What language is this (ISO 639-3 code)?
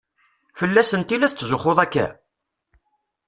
kab